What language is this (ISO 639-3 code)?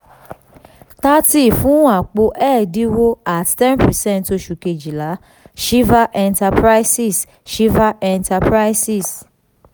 yor